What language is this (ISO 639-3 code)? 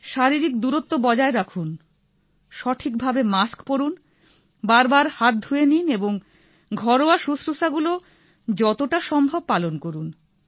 ben